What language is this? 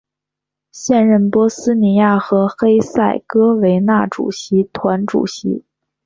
Chinese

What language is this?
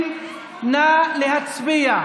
Hebrew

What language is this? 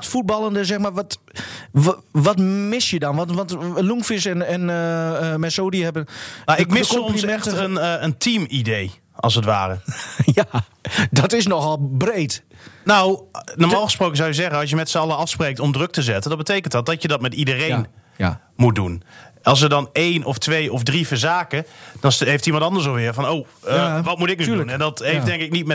Dutch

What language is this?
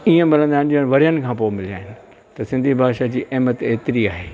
Sindhi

